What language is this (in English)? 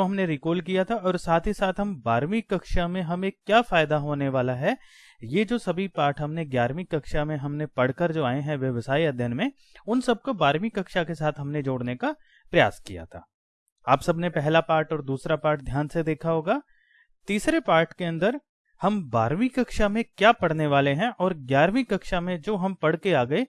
Hindi